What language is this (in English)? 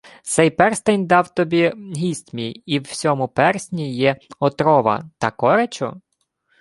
Ukrainian